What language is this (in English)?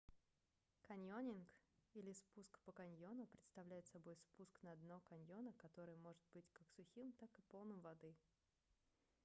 Russian